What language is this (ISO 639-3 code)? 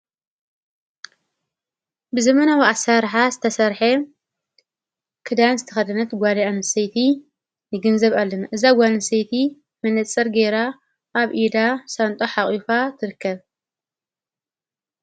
tir